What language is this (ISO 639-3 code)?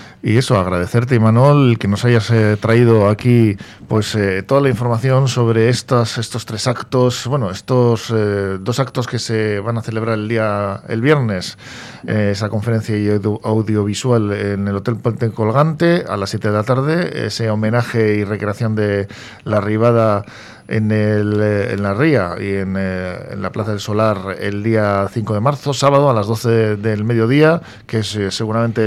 spa